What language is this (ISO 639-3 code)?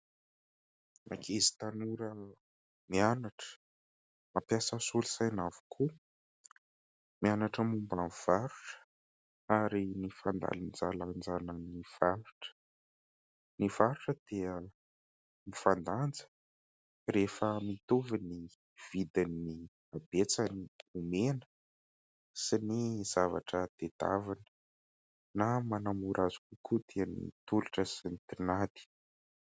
mlg